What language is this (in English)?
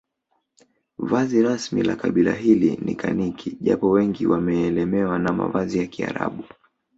Swahili